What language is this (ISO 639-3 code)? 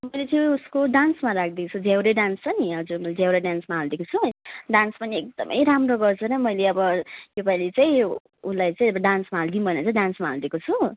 nep